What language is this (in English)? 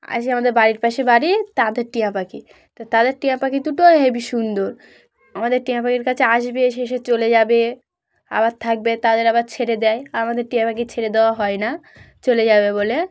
Bangla